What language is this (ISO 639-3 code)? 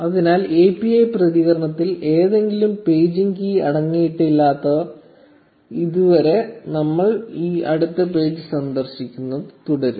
mal